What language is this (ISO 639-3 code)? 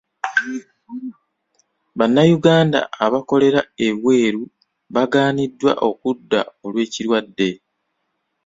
lug